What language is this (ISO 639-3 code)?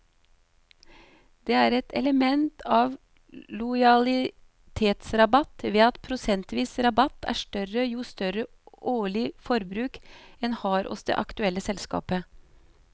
nor